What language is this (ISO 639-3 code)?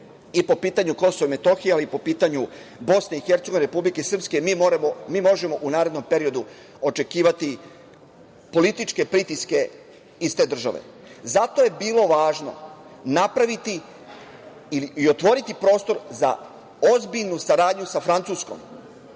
srp